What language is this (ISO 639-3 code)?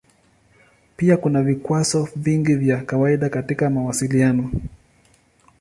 swa